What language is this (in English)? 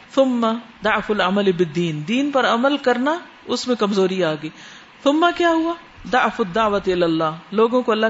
Urdu